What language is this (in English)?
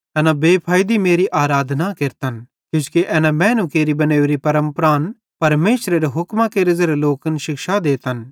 Bhadrawahi